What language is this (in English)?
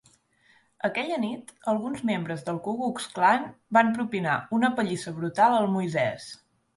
Catalan